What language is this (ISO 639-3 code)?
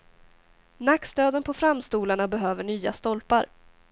swe